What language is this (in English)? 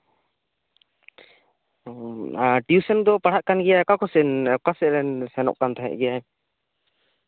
Santali